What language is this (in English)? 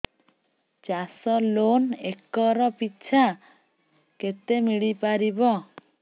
Odia